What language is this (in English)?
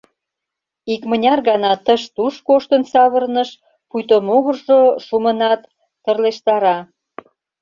Mari